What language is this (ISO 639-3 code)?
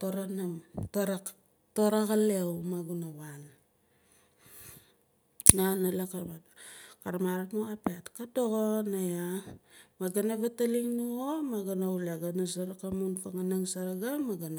nal